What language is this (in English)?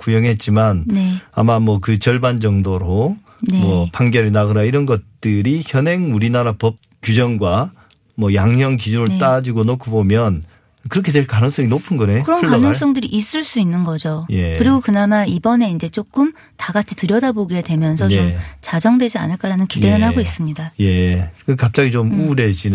Korean